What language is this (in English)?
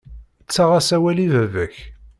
Kabyle